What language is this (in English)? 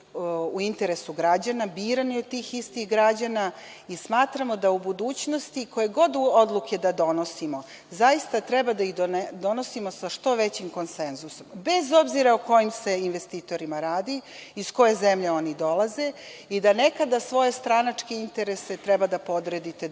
Serbian